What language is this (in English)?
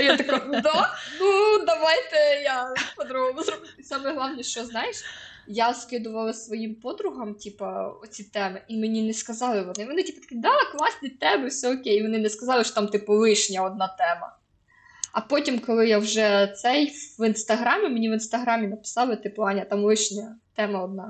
Ukrainian